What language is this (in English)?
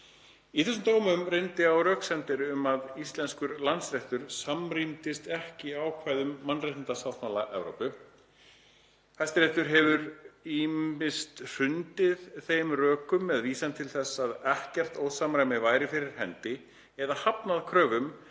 Icelandic